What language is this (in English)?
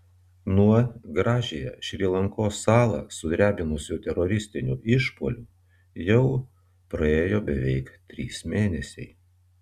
Lithuanian